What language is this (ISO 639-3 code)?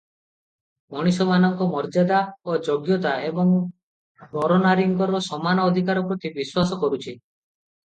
ori